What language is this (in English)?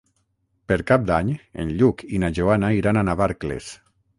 Catalan